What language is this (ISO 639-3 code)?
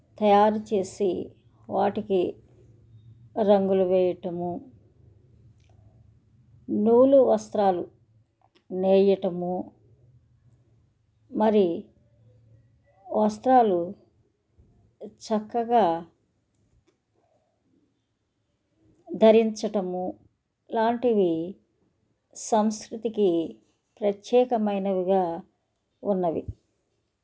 tel